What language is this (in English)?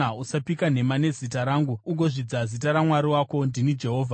Shona